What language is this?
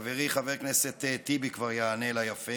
Hebrew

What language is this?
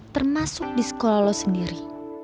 Indonesian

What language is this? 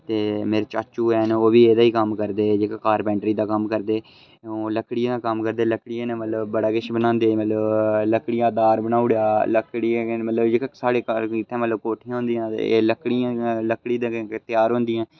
Dogri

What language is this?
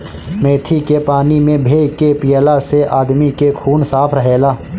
Bhojpuri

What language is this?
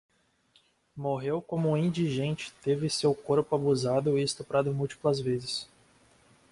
Portuguese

